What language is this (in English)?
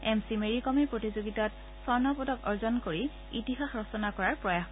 Assamese